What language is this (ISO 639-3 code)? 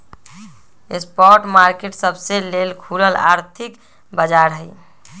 mag